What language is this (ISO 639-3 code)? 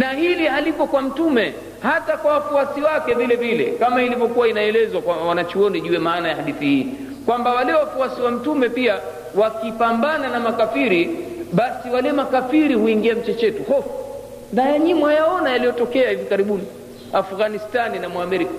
swa